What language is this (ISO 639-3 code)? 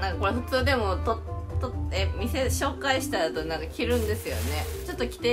jpn